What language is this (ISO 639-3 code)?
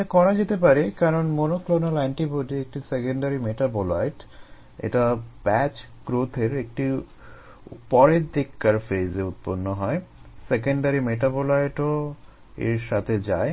ben